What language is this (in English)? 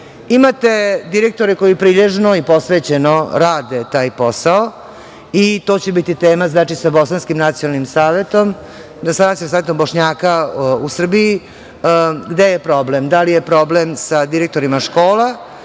Serbian